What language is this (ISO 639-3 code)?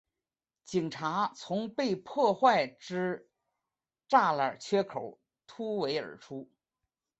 zho